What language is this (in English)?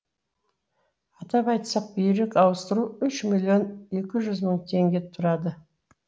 Kazakh